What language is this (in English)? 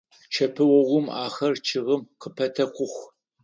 Adyghe